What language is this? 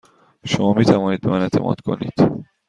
Persian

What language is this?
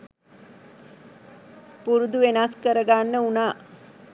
Sinhala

